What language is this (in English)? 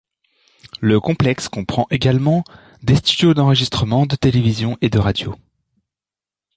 French